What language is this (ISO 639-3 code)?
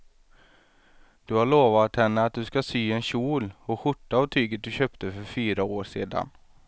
swe